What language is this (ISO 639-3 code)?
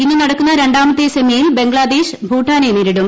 mal